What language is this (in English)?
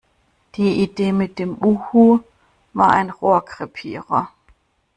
German